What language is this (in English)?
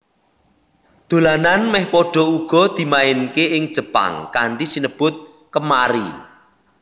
Javanese